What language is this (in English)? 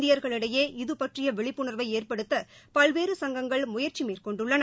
Tamil